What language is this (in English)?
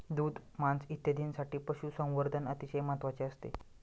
Marathi